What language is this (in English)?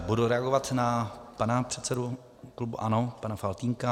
Czech